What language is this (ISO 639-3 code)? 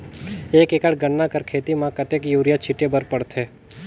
hne